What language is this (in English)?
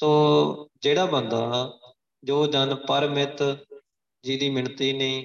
Punjabi